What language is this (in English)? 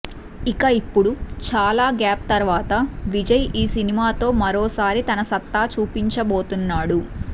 Telugu